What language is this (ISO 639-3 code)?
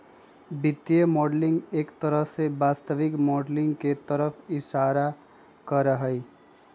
mag